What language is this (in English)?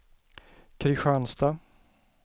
Swedish